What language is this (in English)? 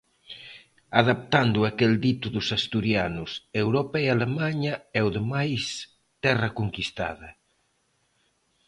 Galician